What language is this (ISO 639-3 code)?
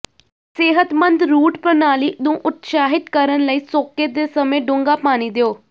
pan